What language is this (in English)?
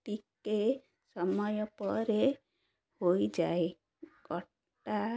Odia